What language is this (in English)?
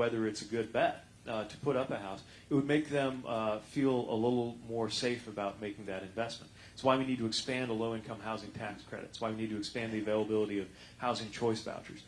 English